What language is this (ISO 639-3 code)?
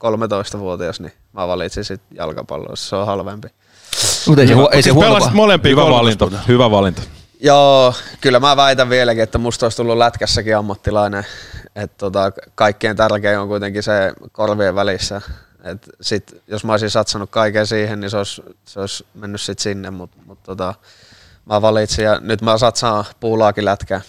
fin